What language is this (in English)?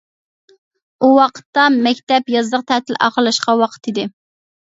Uyghur